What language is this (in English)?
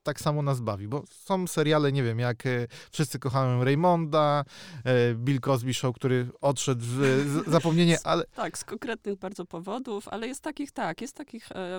Polish